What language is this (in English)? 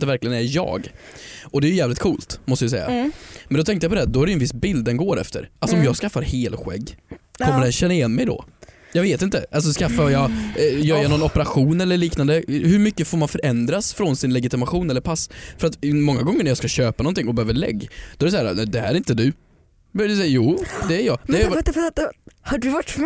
Swedish